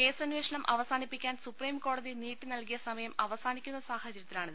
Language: Malayalam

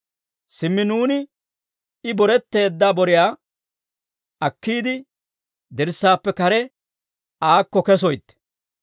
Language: Dawro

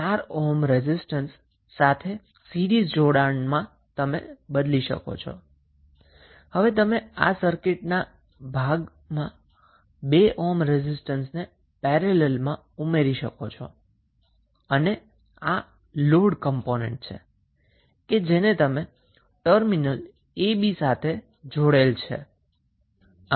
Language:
Gujarati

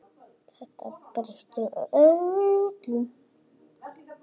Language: Icelandic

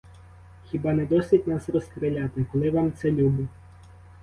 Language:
Ukrainian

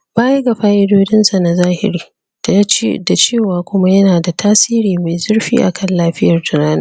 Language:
Hausa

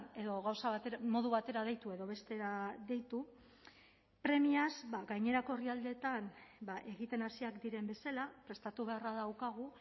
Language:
Basque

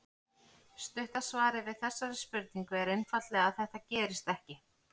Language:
Icelandic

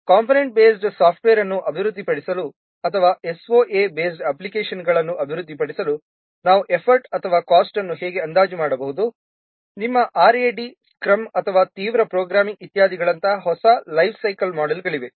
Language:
Kannada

